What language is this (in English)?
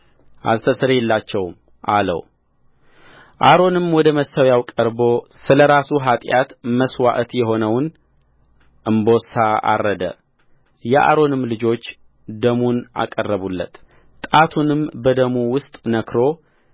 Amharic